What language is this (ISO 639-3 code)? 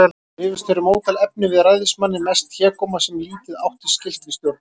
isl